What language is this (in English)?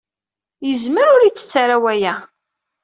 Kabyle